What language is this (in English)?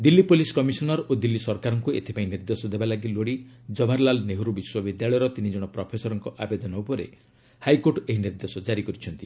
Odia